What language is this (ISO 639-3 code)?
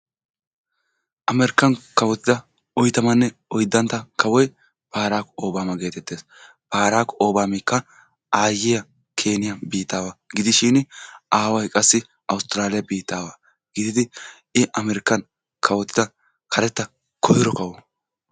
wal